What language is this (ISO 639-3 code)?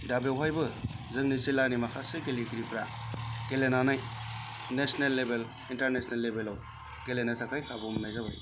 brx